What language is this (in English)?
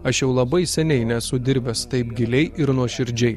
Lithuanian